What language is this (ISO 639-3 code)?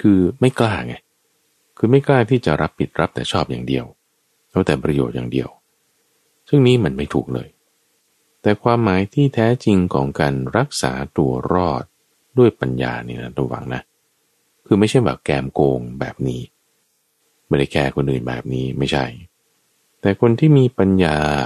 tha